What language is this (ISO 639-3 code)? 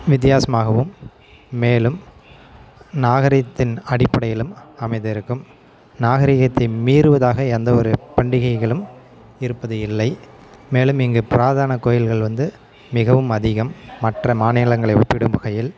tam